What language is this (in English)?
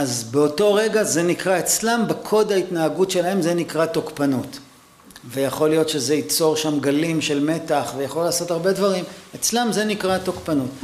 Hebrew